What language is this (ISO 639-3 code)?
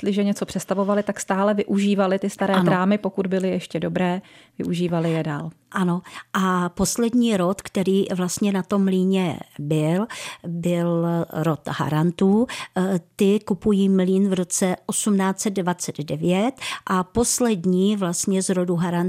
ces